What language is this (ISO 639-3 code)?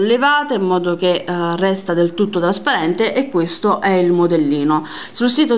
ita